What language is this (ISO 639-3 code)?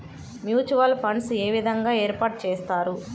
tel